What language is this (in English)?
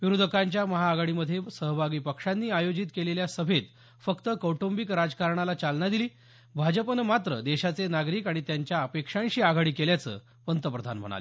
Marathi